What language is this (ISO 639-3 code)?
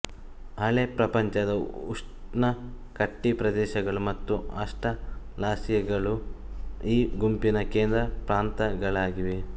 kan